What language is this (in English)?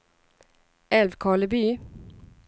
Swedish